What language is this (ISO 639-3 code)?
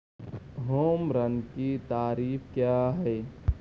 urd